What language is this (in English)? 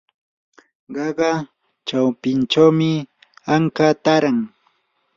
Yanahuanca Pasco Quechua